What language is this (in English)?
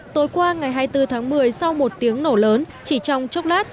Vietnamese